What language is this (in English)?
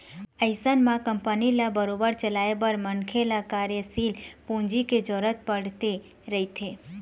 Chhattisgarhi